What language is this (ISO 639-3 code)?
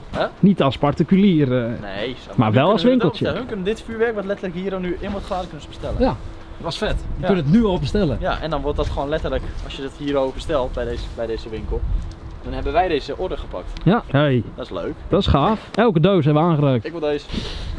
nld